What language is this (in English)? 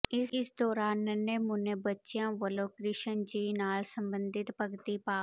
Punjabi